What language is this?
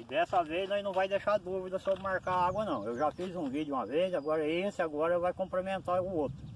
Portuguese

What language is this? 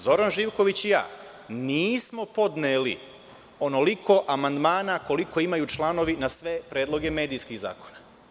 Serbian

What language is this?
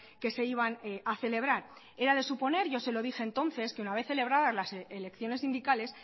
Spanish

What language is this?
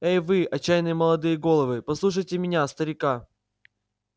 Russian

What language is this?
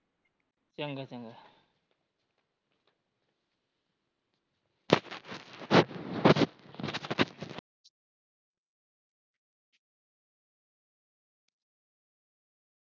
Punjabi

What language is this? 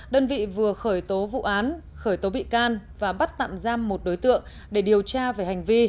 Vietnamese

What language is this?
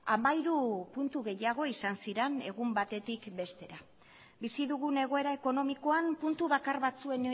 Basque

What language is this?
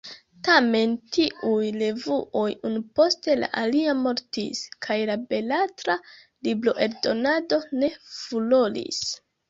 Esperanto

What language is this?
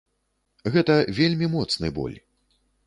Belarusian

